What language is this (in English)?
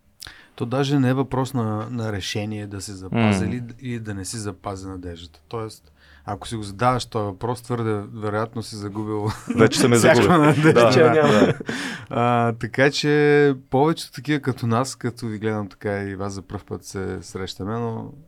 Bulgarian